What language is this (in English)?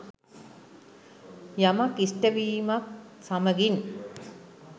Sinhala